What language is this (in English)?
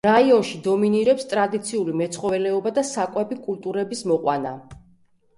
Georgian